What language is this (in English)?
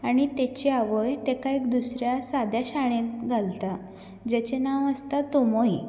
Konkani